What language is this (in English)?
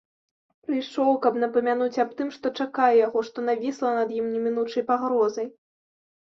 Belarusian